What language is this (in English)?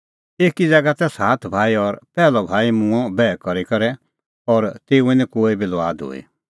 Kullu Pahari